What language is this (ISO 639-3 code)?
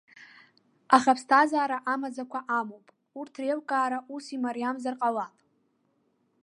abk